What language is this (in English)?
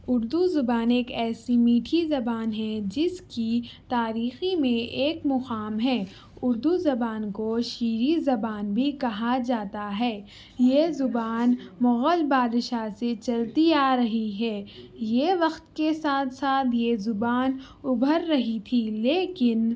Urdu